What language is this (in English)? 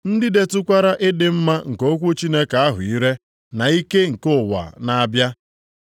Igbo